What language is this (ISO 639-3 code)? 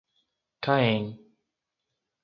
por